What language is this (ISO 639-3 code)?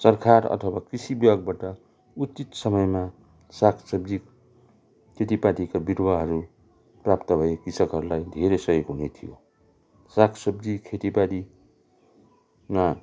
nep